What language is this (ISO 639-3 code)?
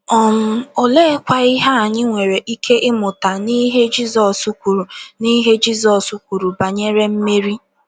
ibo